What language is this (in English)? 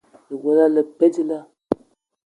Eton (Cameroon)